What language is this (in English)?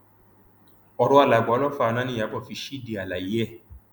Yoruba